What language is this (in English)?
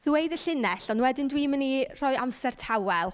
Welsh